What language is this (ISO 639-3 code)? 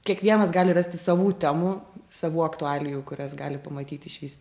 lit